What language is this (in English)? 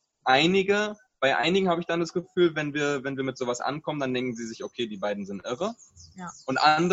German